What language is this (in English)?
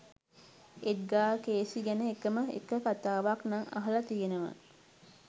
Sinhala